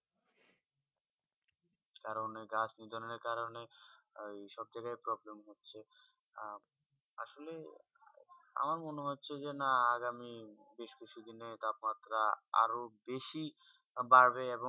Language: Bangla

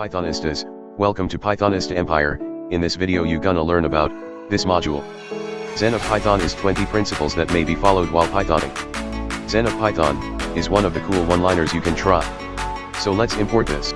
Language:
English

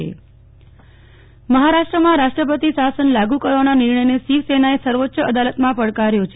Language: Gujarati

